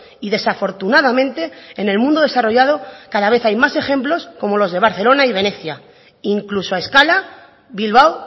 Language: Spanish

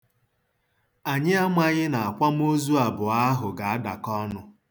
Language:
Igbo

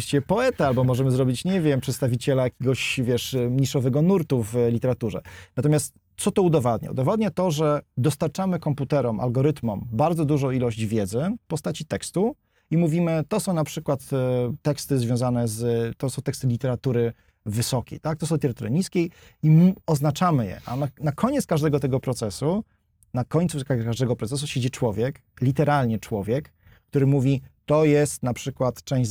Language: Polish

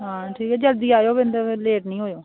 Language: Dogri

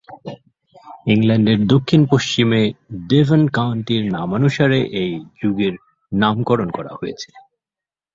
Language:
Bangla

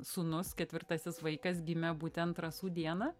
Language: Lithuanian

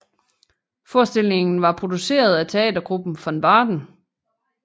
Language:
Danish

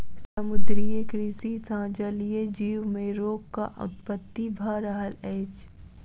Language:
Maithili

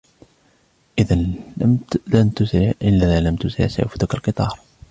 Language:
Arabic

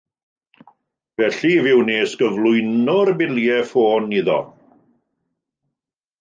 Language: Welsh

